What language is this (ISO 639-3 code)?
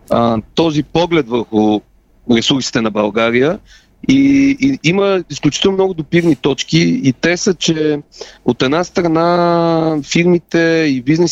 bul